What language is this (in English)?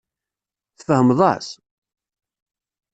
Kabyle